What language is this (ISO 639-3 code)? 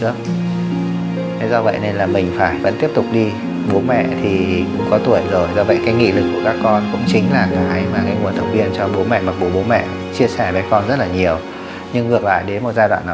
vie